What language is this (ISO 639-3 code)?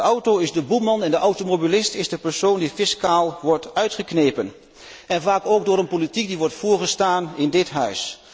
nld